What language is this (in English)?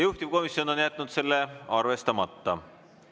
Estonian